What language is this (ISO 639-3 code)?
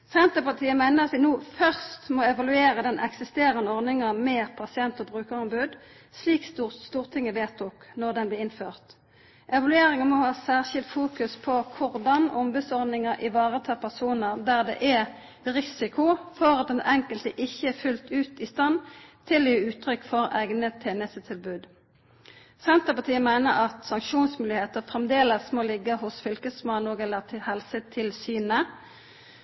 nno